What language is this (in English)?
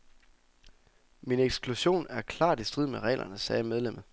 Danish